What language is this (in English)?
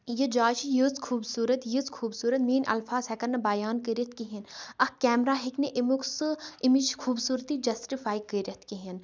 Kashmiri